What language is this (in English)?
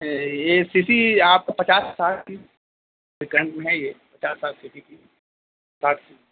Urdu